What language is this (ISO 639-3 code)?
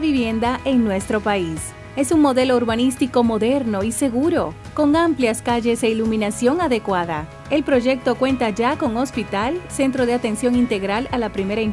spa